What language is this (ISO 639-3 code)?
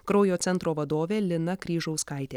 lit